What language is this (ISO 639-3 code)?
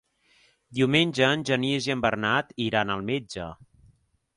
cat